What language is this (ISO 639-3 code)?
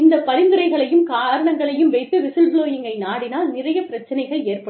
tam